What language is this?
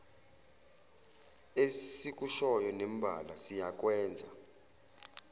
Zulu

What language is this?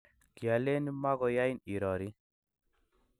Kalenjin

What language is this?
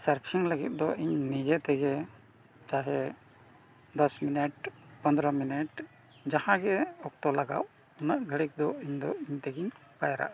Santali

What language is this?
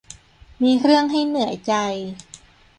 Thai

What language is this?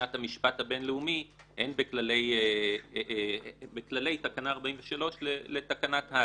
Hebrew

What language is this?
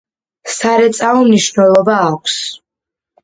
Georgian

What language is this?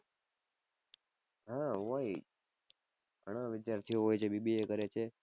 Gujarati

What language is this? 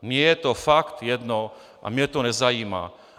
Czech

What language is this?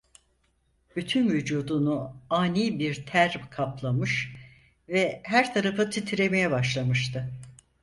Turkish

